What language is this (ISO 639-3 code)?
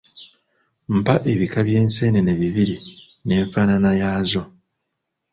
lug